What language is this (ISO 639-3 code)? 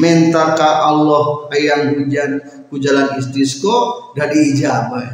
ind